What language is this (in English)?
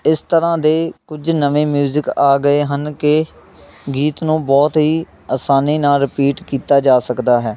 Punjabi